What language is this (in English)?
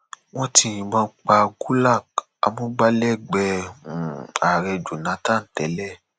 Yoruba